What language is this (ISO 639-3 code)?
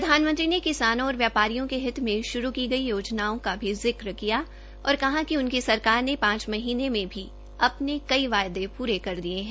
hin